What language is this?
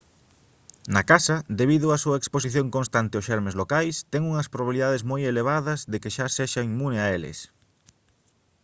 Galician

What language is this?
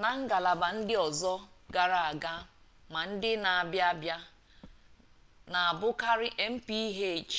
Igbo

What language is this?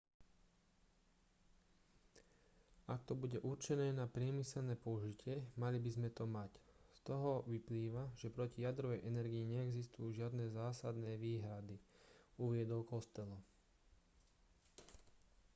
Slovak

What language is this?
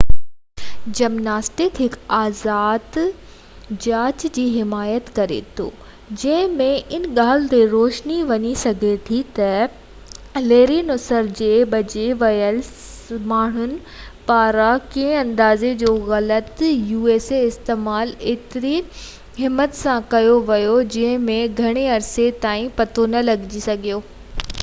Sindhi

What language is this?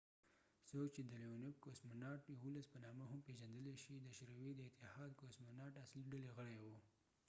Pashto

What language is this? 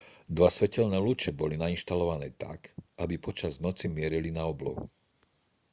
Slovak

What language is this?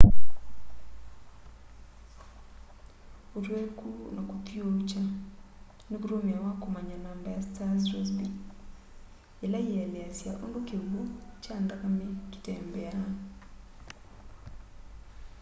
Kamba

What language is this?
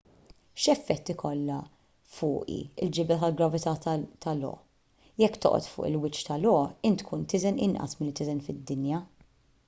Maltese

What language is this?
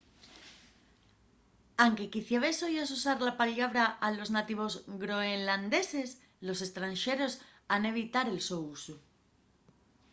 Asturian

